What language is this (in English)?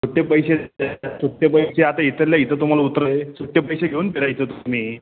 Marathi